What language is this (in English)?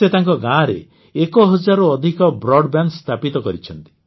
Odia